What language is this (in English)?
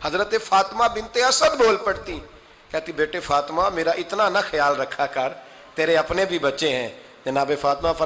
Urdu